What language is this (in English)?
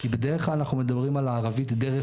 Hebrew